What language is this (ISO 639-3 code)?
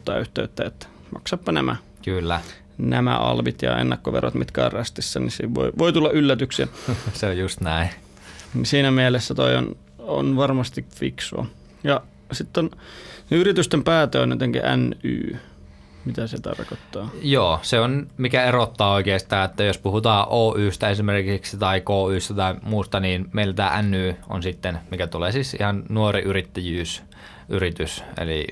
fin